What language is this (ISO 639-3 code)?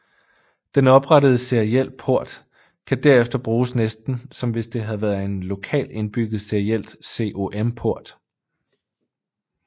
dan